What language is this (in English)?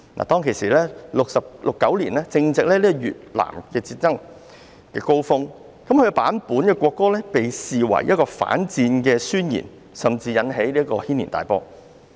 Cantonese